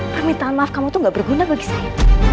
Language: Indonesian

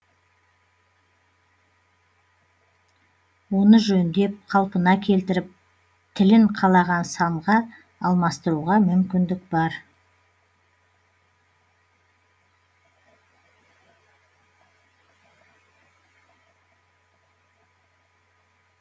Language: Kazakh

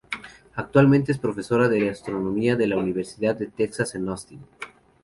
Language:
Spanish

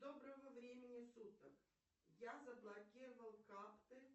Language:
Russian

